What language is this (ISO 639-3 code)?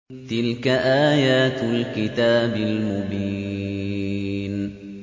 ara